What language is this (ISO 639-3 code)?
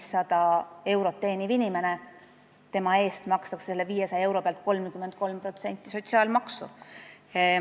est